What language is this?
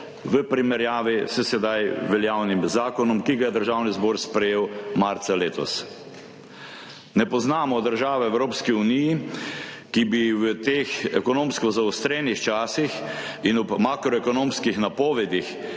Slovenian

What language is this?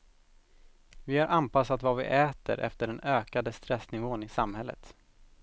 Swedish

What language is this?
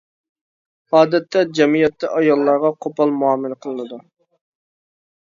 Uyghur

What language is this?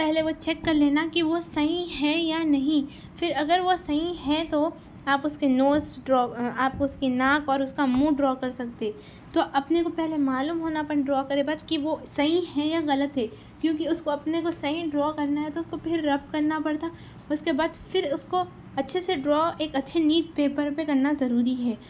Urdu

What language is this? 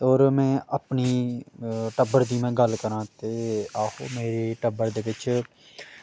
Dogri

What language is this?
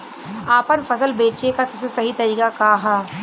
Bhojpuri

